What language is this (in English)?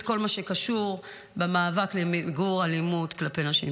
Hebrew